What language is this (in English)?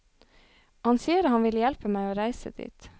Norwegian